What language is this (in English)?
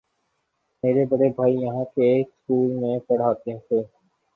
Urdu